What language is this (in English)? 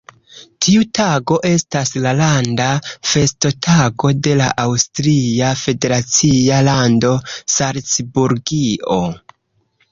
Esperanto